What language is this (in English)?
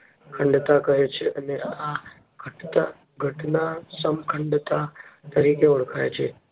Gujarati